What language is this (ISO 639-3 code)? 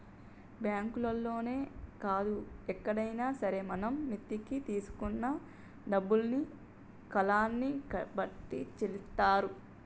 tel